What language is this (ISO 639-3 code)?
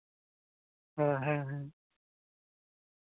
sat